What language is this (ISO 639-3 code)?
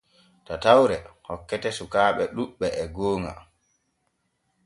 fue